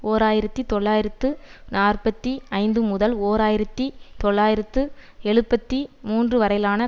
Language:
Tamil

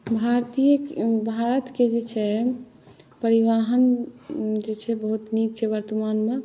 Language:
Maithili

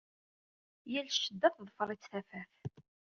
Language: Kabyle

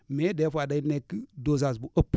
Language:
Wolof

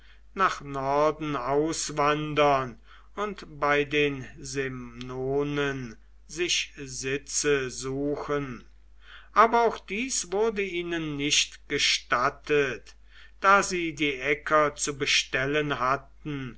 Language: German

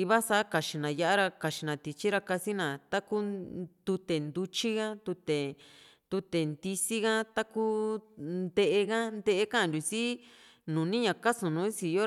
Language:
Juxtlahuaca Mixtec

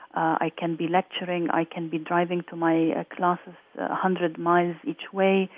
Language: English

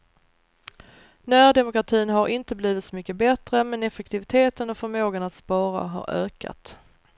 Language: Swedish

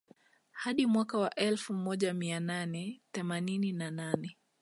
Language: Swahili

